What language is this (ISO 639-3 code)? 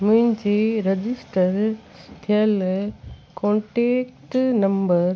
snd